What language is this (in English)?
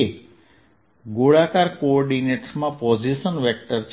Gujarati